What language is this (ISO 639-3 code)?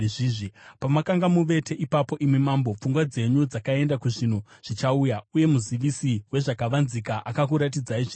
sna